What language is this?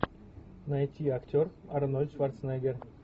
Russian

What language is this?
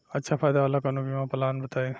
Bhojpuri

